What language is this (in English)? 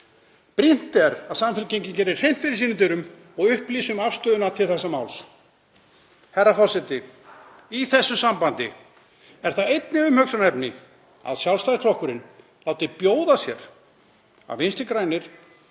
Icelandic